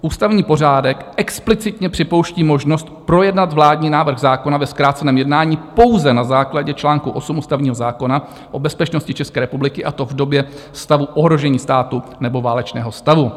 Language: Czech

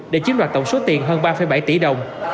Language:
Vietnamese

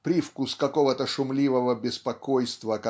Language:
Russian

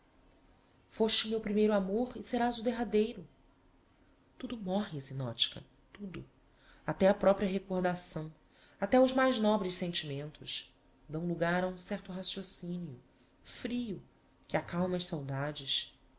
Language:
Portuguese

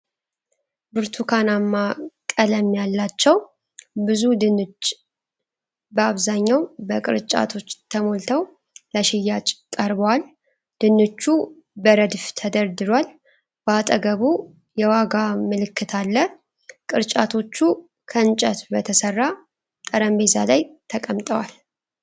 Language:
Amharic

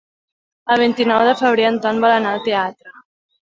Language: Catalan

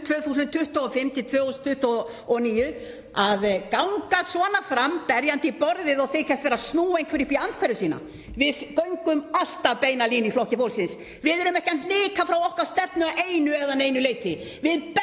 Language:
Icelandic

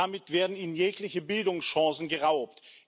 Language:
German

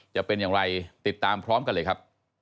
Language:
Thai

